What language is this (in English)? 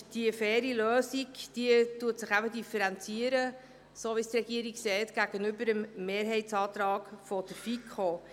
Swiss German